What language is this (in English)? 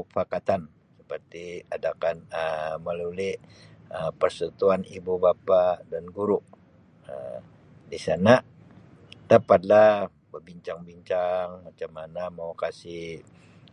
Sabah Malay